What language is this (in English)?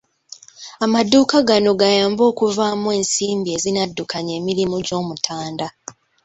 Ganda